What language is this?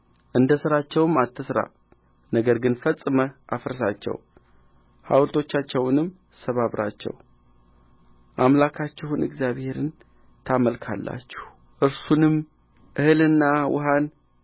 Amharic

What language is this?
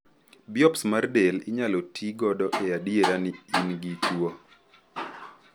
Luo (Kenya and Tanzania)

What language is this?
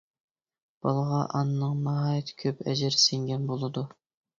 Uyghur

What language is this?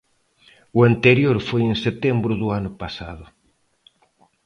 Galician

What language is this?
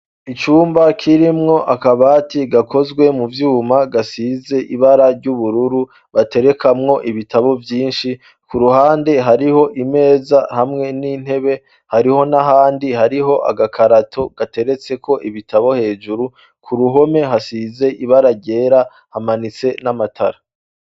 Rundi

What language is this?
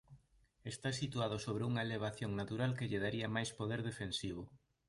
Galician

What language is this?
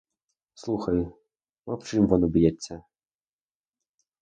Ukrainian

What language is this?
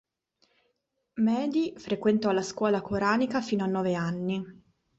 Italian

